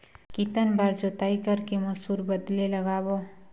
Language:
Chhattisgarhi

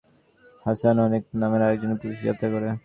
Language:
Bangla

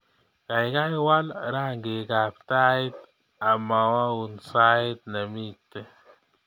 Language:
Kalenjin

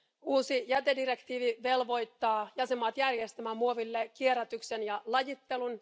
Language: Finnish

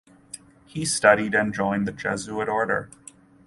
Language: English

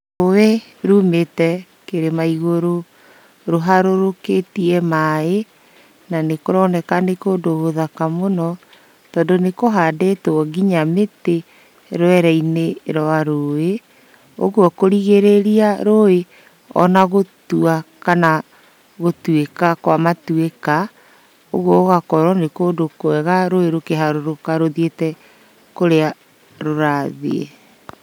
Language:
Kikuyu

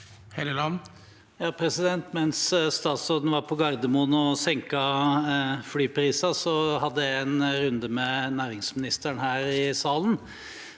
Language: Norwegian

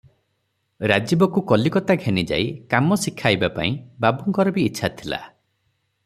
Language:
Odia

